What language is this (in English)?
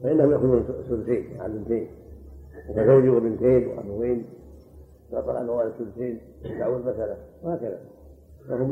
Arabic